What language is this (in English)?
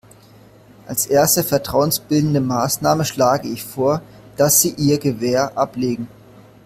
German